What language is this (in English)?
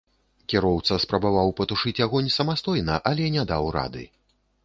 Belarusian